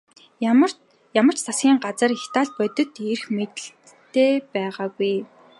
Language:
Mongolian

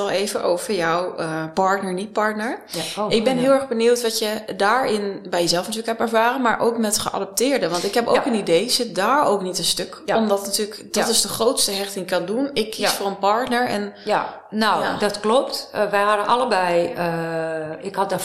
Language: Dutch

